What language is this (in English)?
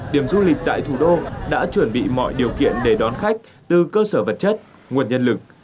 Vietnamese